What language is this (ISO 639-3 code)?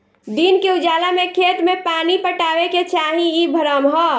bho